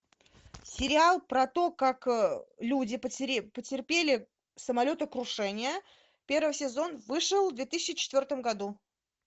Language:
Russian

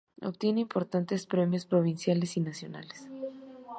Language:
Spanish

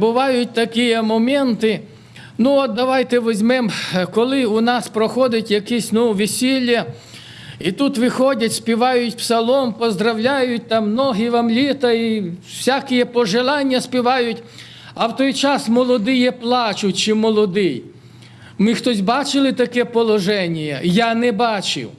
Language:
Ukrainian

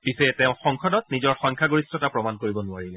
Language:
Assamese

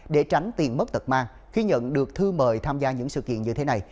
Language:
Vietnamese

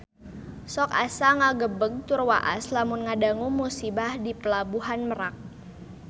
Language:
Sundanese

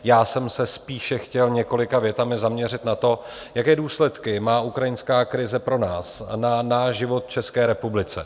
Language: Czech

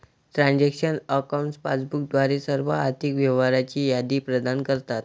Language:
Marathi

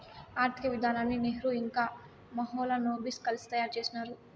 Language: Telugu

